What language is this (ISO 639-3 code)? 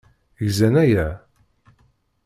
kab